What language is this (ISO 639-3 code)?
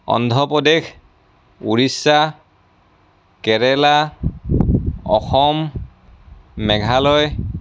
asm